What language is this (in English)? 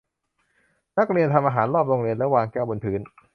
Thai